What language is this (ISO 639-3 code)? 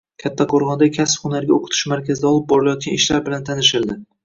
uzb